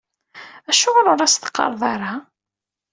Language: Kabyle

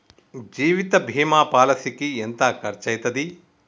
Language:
Telugu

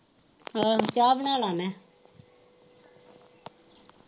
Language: Punjabi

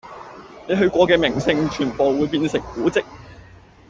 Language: Cantonese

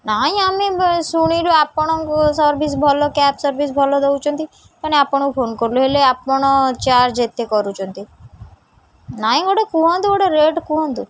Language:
Odia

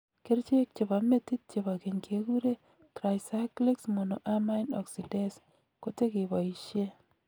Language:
Kalenjin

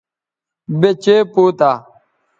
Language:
Bateri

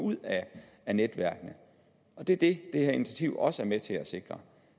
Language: Danish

